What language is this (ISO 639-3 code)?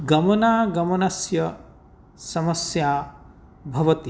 san